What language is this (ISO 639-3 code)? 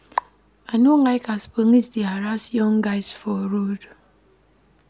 pcm